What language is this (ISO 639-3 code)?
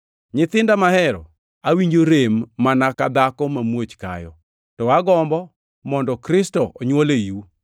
luo